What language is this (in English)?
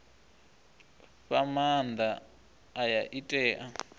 Venda